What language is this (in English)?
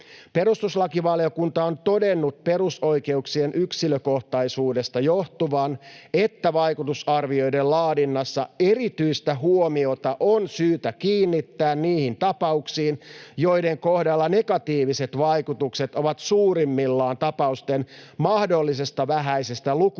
Finnish